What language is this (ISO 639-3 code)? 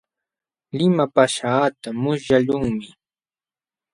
qxw